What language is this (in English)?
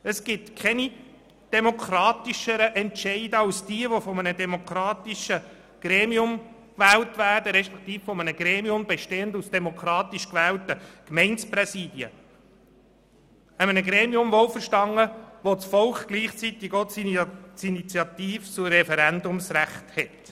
Swiss German